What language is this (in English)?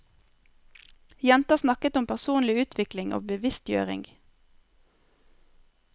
Norwegian